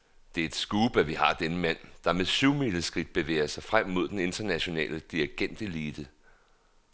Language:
Danish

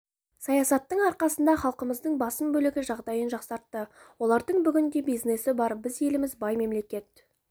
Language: Kazakh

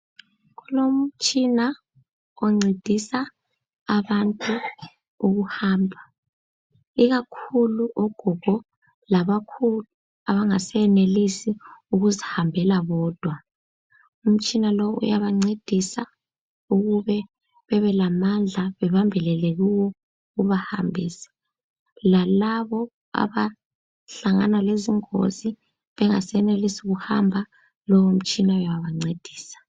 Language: North Ndebele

